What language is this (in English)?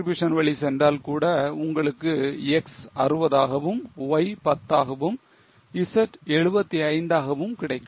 Tamil